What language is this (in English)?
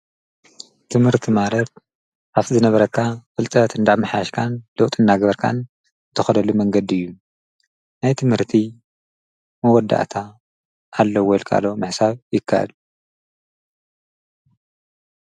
Tigrinya